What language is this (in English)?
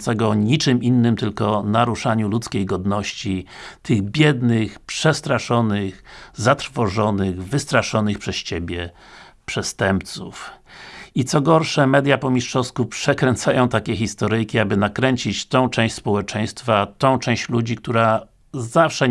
Polish